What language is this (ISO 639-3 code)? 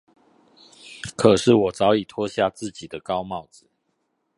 zho